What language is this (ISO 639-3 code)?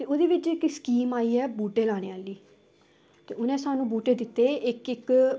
doi